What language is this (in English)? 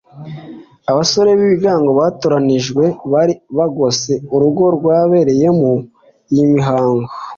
Kinyarwanda